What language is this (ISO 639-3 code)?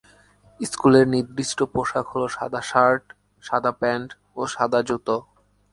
ben